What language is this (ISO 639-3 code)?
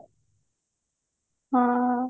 ori